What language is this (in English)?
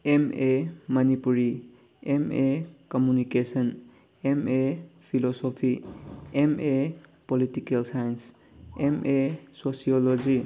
Manipuri